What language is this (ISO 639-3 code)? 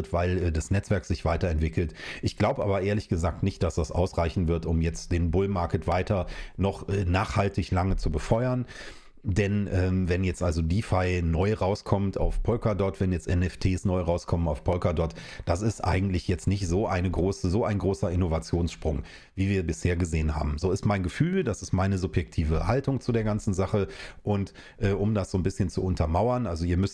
deu